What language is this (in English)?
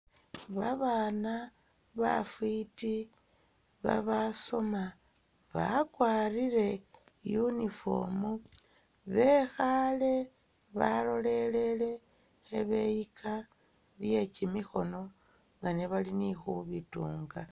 Masaaba